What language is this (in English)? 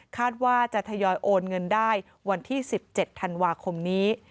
Thai